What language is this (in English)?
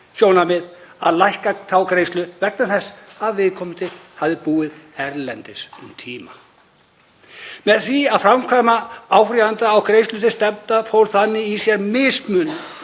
Icelandic